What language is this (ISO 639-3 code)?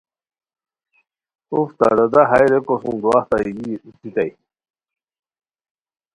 khw